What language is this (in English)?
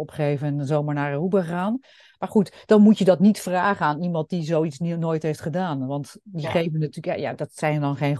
Dutch